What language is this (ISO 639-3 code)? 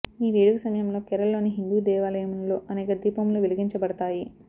tel